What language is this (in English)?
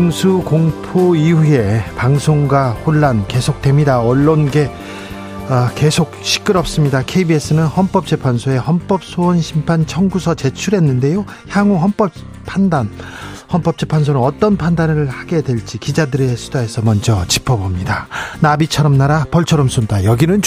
Korean